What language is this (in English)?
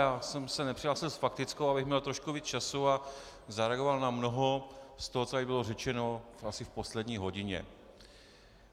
Czech